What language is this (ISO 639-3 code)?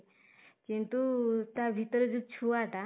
ori